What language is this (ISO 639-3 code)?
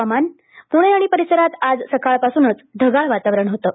mar